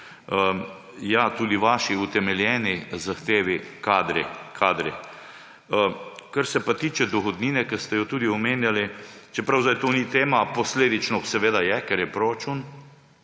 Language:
Slovenian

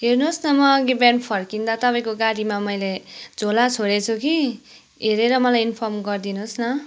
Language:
Nepali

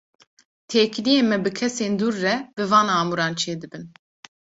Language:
Kurdish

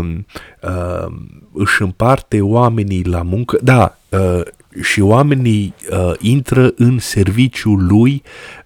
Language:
Romanian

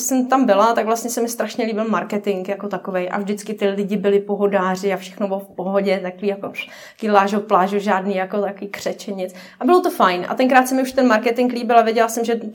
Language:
Czech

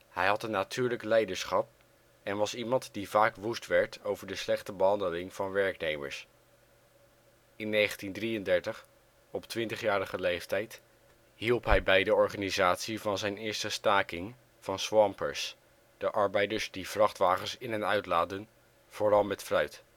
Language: Dutch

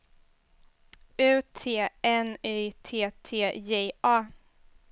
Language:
Swedish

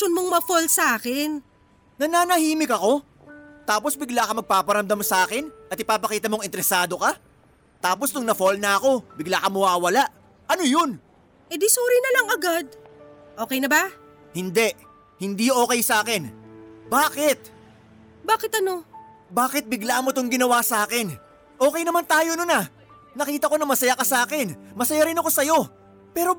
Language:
Filipino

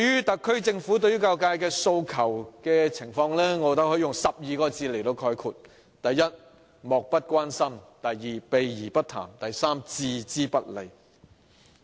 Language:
Cantonese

